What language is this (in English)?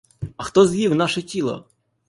Ukrainian